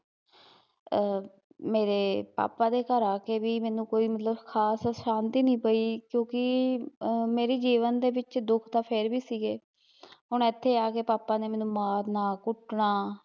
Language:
Punjabi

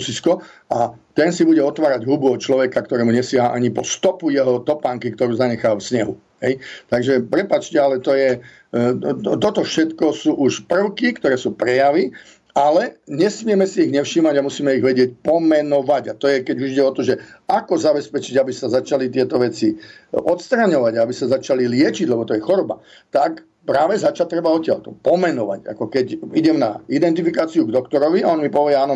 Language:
Slovak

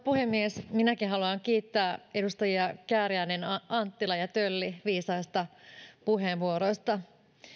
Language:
Finnish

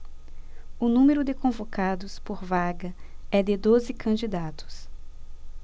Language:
Portuguese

